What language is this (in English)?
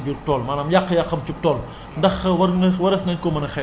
Wolof